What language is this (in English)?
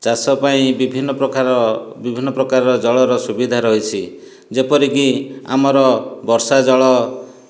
Odia